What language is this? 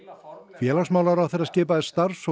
Icelandic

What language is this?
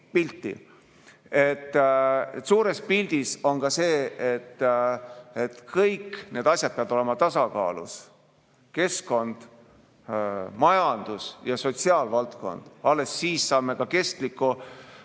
Estonian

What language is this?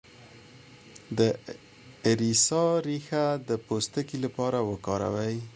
Pashto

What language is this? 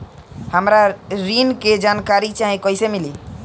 Bhojpuri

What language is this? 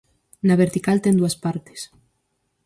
Galician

